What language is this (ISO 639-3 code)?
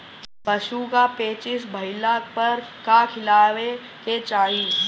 bho